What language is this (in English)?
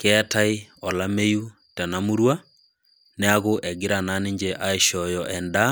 Masai